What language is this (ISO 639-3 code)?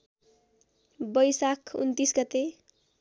nep